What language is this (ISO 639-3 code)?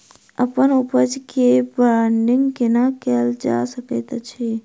mai